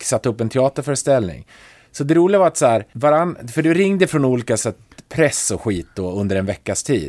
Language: Swedish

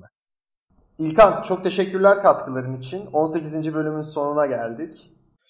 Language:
Turkish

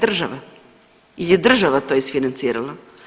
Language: Croatian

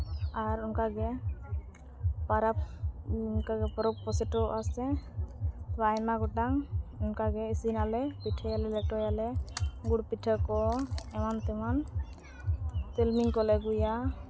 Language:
Santali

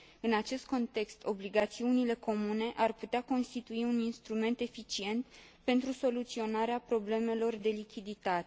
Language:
Romanian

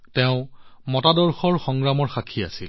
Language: Assamese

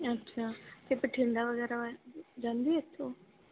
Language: Punjabi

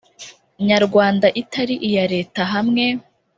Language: Kinyarwanda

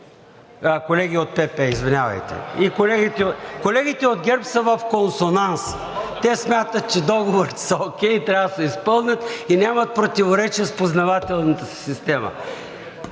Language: Bulgarian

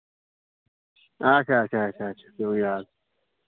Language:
Kashmiri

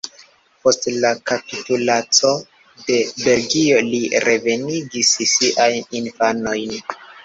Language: Esperanto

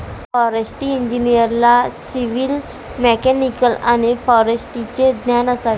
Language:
Marathi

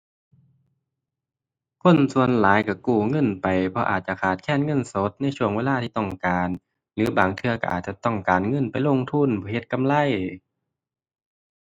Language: Thai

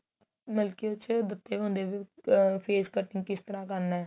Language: Punjabi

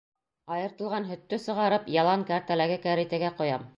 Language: Bashkir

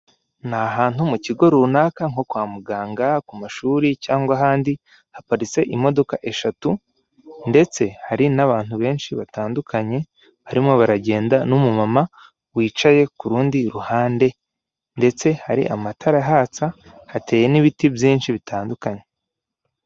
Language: Kinyarwanda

